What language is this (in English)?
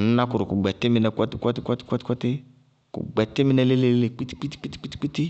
Bago-Kusuntu